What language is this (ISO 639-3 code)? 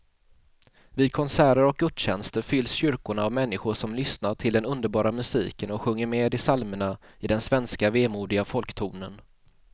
swe